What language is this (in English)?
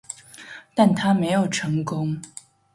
Chinese